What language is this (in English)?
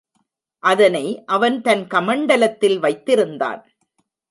Tamil